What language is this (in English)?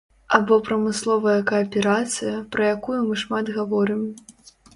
Belarusian